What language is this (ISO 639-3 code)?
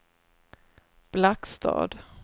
swe